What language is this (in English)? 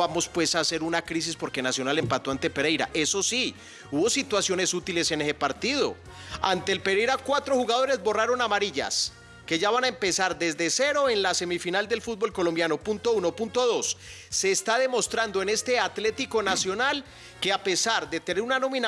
Spanish